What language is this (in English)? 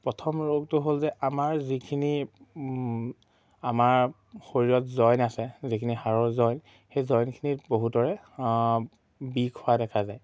Assamese